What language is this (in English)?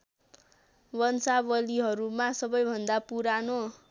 Nepali